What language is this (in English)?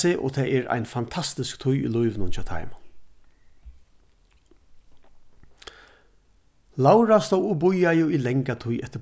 Faroese